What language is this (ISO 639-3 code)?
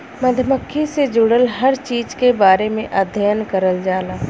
bho